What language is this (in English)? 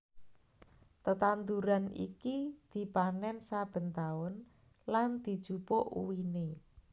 Javanese